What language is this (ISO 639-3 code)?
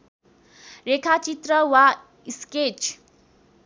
nep